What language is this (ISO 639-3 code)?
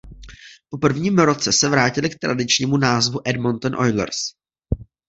ces